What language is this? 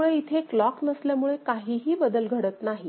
Marathi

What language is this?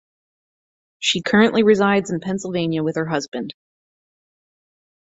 English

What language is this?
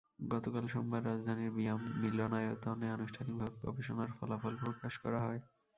Bangla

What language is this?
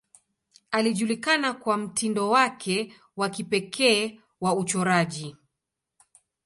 Swahili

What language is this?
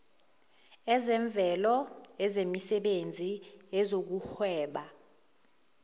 Zulu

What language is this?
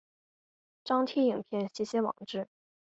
Chinese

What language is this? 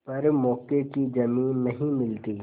Hindi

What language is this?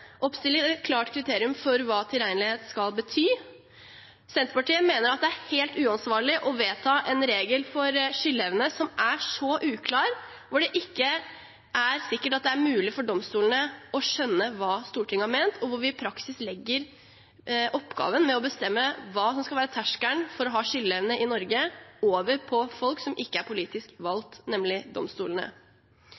Norwegian Bokmål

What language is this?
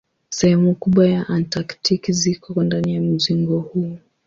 Swahili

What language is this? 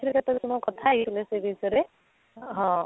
Odia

